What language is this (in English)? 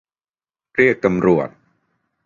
Thai